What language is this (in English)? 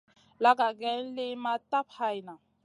Masana